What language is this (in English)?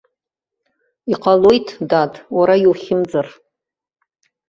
Abkhazian